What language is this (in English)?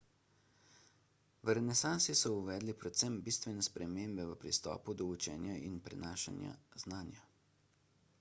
Slovenian